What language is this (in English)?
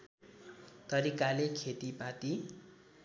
Nepali